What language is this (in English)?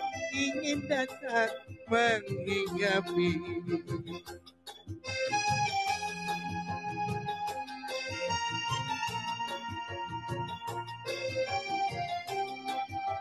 Malay